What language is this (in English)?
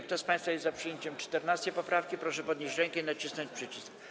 Polish